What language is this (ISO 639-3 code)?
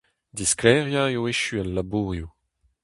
bre